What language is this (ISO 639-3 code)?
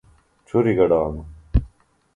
phl